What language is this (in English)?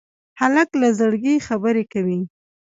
Pashto